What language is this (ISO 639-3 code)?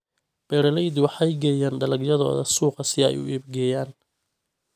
som